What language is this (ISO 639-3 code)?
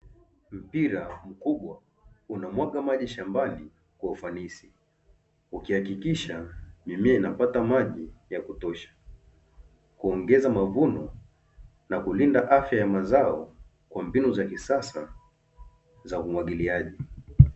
swa